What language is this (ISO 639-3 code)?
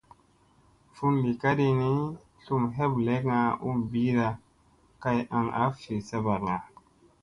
mse